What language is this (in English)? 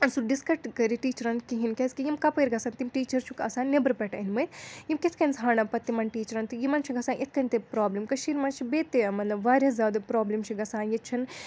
Kashmiri